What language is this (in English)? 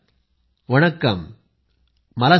Marathi